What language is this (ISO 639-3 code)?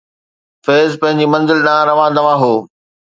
snd